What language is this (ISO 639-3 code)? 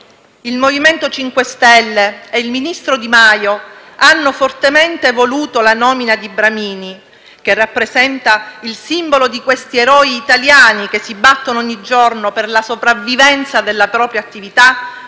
ita